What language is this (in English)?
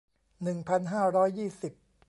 Thai